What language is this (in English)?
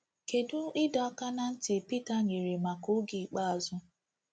Igbo